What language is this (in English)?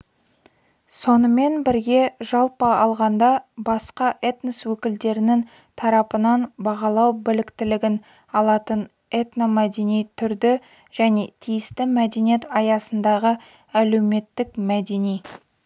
Kazakh